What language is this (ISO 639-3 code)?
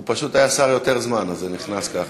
heb